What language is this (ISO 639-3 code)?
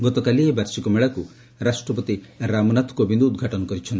ori